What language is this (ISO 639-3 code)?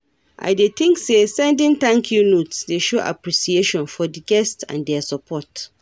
pcm